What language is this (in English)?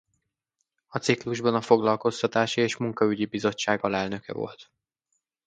Hungarian